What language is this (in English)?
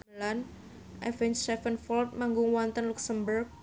Javanese